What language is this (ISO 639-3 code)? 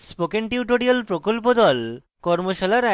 ben